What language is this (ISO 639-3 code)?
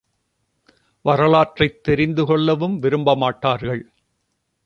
tam